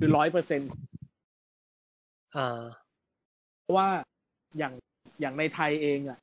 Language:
Thai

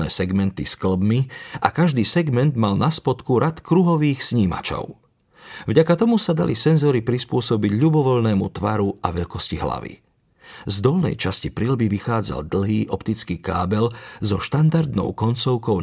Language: Slovak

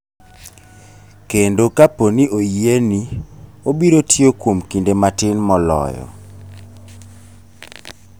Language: Luo (Kenya and Tanzania)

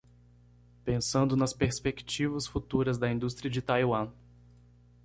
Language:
Portuguese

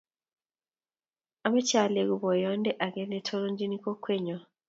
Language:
Kalenjin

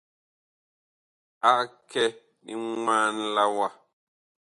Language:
Bakoko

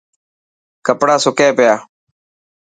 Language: Dhatki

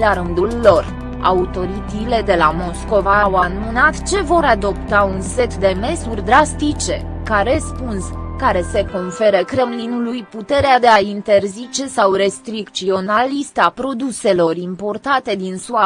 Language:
Romanian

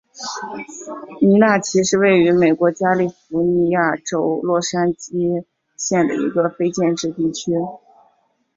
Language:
Chinese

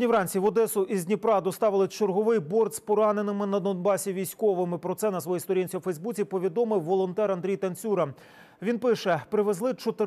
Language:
Ukrainian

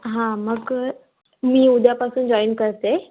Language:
Marathi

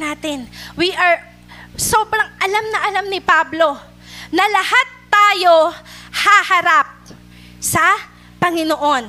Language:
Filipino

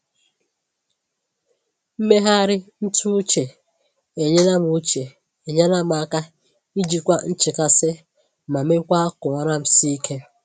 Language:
Igbo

